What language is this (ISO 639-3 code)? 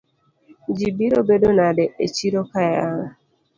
luo